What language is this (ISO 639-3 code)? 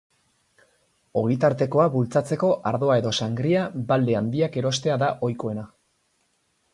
eus